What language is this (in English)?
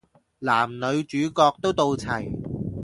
Cantonese